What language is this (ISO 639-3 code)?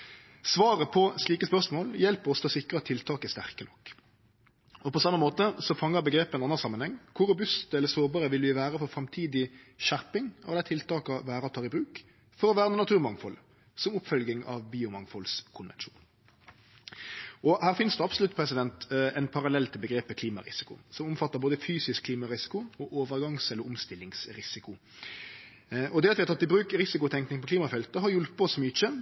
nno